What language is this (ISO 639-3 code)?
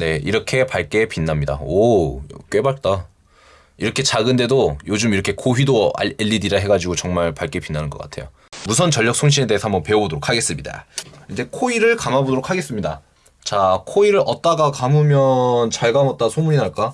kor